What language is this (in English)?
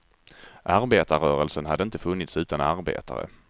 Swedish